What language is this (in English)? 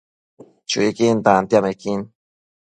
Matsés